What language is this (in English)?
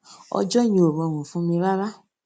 Yoruba